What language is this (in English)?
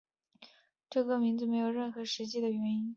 Chinese